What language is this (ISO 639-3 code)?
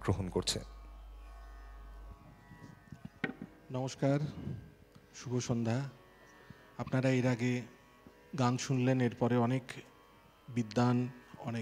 ben